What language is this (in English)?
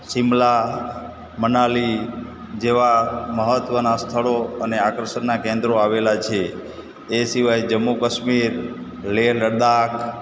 Gujarati